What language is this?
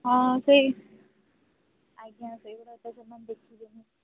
Odia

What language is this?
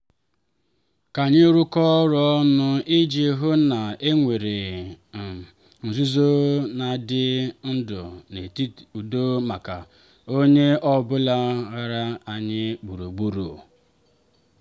Igbo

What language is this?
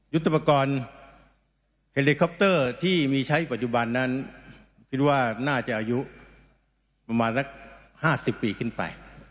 Thai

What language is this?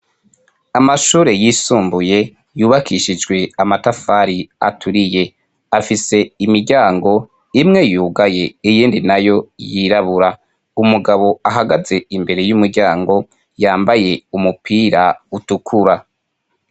Rundi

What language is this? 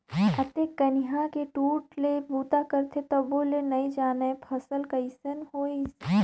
Chhattisgarhi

